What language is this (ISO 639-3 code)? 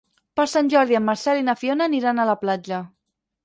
cat